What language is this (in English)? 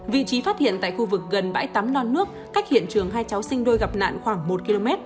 Vietnamese